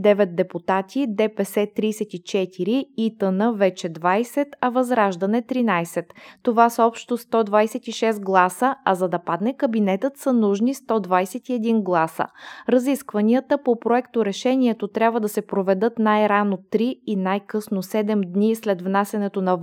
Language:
Bulgarian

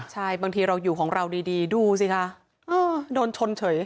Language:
Thai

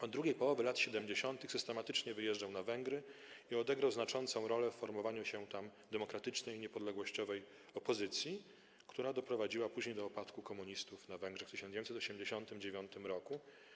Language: Polish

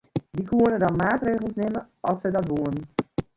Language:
Western Frisian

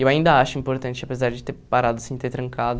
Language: Portuguese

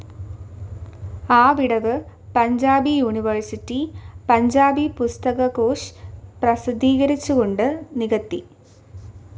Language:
Malayalam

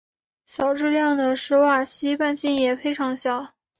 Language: Chinese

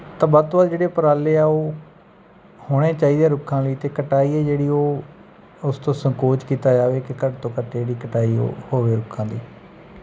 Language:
Punjabi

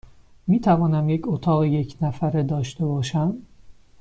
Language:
Persian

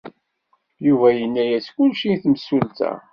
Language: Kabyle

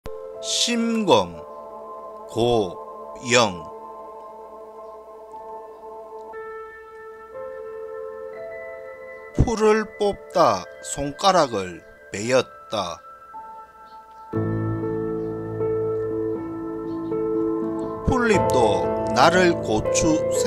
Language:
Korean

